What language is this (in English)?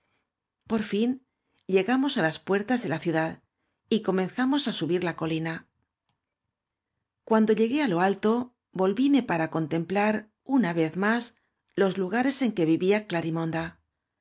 Spanish